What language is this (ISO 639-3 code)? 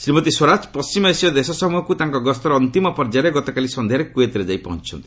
ori